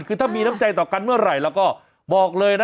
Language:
Thai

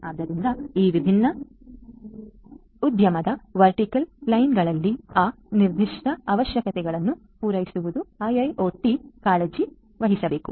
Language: Kannada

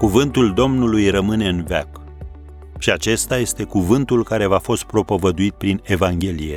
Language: Romanian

